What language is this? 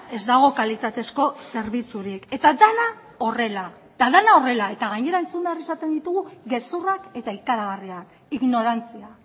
Basque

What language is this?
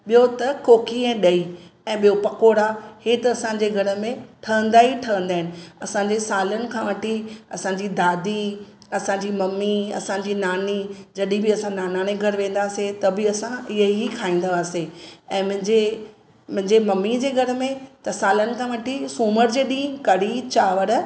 Sindhi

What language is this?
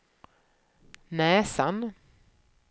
Swedish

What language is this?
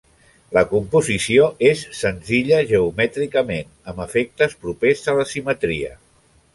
Catalan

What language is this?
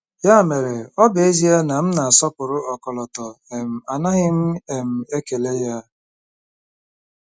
Igbo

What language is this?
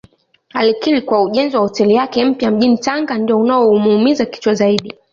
Swahili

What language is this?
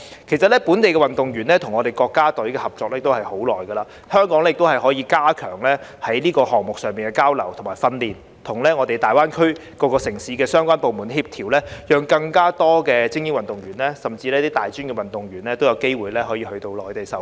Cantonese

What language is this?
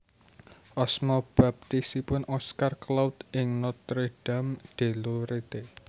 Javanese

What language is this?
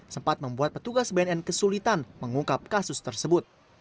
Indonesian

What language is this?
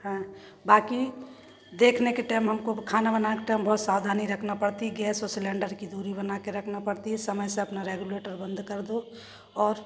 Hindi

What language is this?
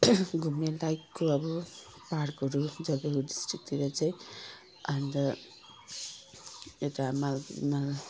Nepali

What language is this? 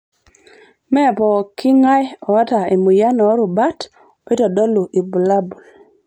Masai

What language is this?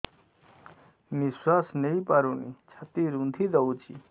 Odia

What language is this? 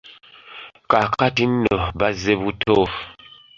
Ganda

